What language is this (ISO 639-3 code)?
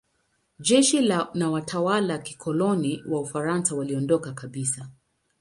swa